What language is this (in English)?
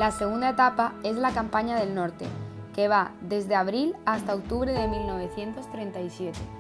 Spanish